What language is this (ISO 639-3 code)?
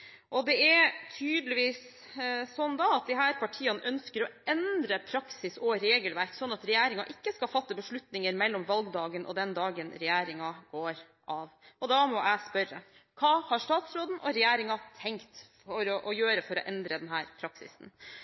nob